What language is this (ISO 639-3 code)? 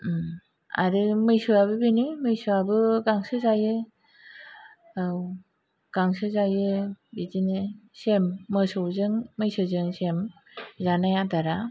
brx